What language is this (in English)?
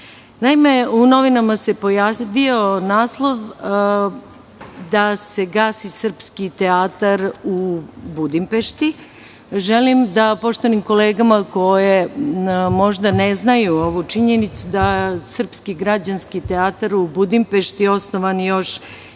Serbian